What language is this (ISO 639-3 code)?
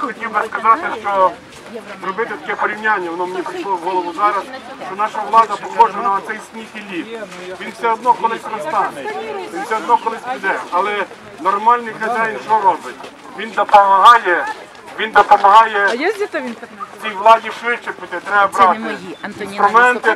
ukr